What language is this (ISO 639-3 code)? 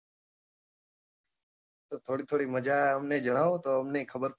guj